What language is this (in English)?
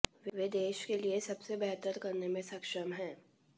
Hindi